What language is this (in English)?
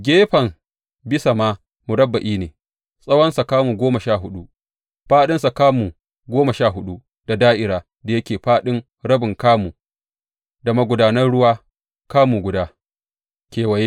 Hausa